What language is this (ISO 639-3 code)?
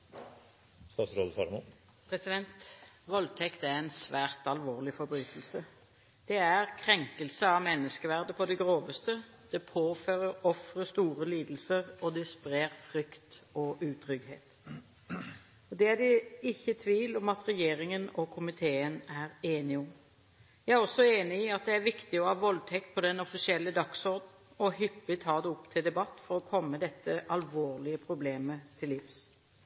nob